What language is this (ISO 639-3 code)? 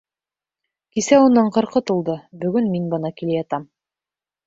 bak